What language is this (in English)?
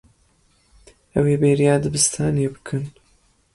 Kurdish